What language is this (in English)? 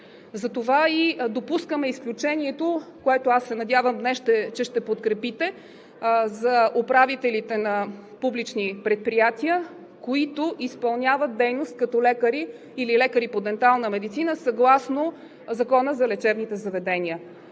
Bulgarian